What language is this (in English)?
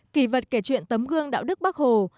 Vietnamese